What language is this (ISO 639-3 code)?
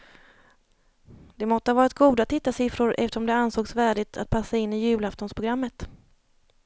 swe